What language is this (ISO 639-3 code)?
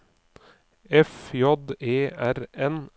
nor